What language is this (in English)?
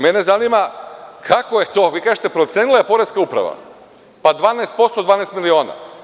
Serbian